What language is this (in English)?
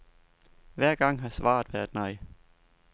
Danish